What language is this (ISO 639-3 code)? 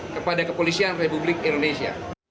ind